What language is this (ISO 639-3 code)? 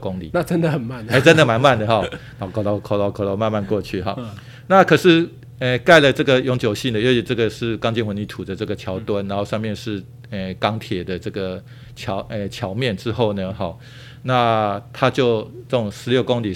zho